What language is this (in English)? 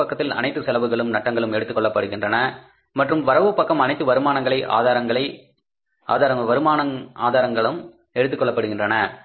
Tamil